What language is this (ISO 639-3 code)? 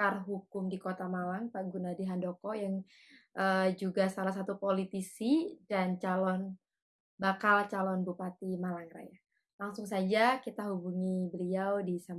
ind